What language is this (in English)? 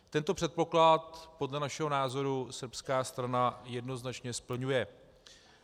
Czech